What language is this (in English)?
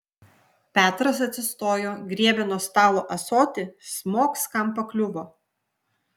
Lithuanian